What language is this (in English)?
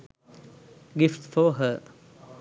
Sinhala